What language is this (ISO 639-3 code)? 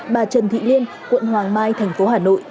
vie